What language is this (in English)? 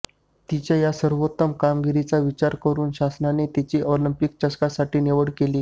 Marathi